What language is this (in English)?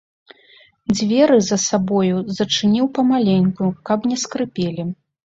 Belarusian